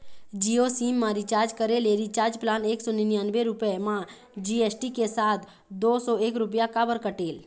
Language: Chhattisgarhi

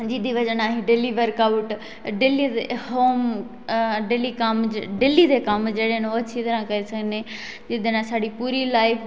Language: Dogri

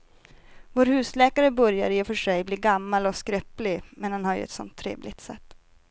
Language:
Swedish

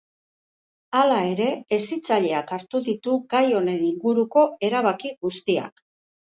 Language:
Basque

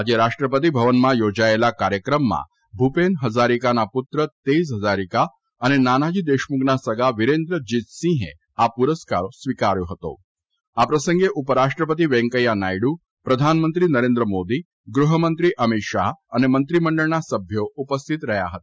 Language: Gujarati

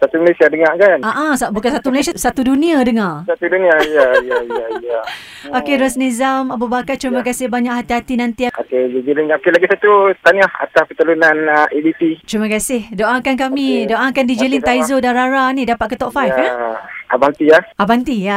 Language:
Malay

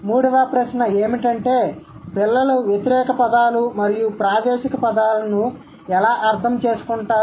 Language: Telugu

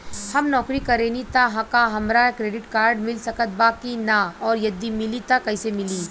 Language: Bhojpuri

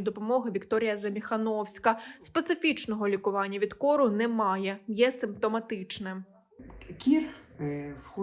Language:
Ukrainian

